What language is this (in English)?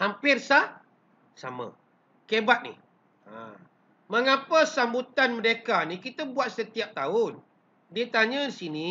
Malay